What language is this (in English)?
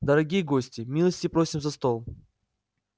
Russian